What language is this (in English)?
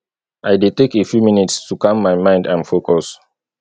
Nigerian Pidgin